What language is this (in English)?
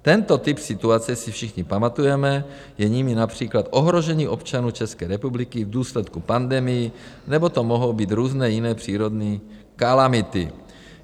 Czech